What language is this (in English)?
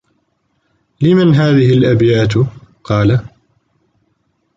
Arabic